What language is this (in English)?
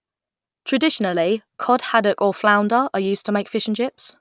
English